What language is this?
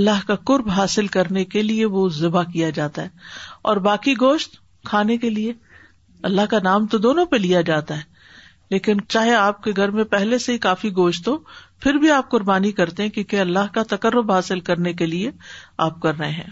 Urdu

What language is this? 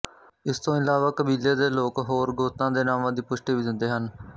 Punjabi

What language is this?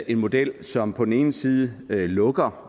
Danish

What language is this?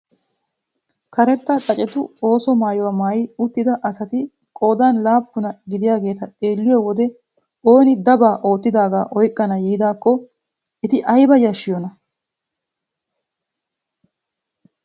Wolaytta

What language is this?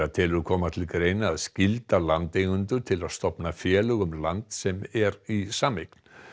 Icelandic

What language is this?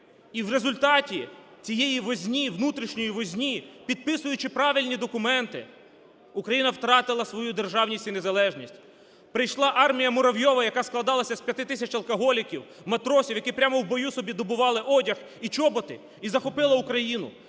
Ukrainian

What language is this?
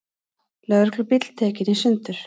Icelandic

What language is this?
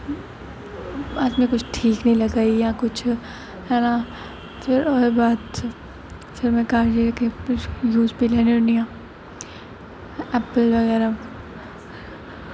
Dogri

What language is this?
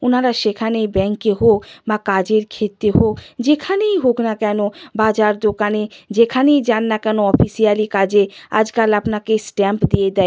Bangla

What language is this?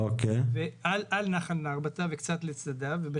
Hebrew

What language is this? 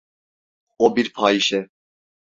Turkish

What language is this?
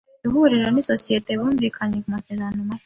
Kinyarwanda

